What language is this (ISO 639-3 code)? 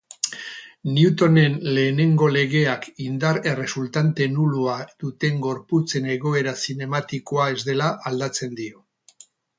eus